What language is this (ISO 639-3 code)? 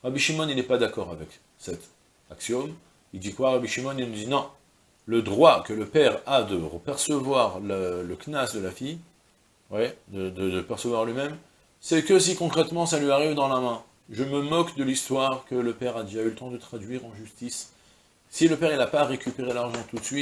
fra